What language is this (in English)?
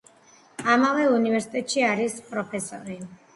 Georgian